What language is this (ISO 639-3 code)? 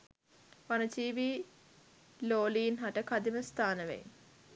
sin